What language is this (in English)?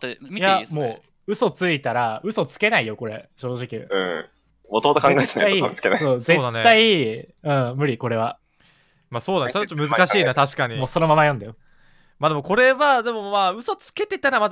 Japanese